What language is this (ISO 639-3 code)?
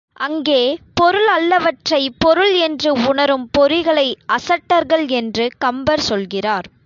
tam